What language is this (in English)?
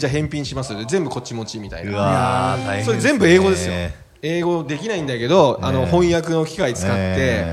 Japanese